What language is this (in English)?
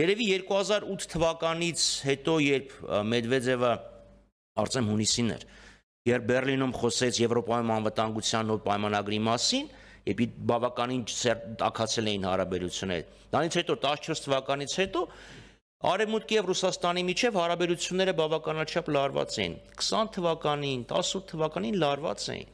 Romanian